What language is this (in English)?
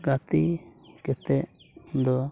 Santali